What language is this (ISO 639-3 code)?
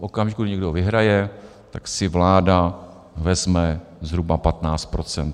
ces